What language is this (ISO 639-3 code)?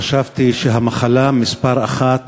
heb